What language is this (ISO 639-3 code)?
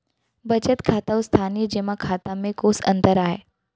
hne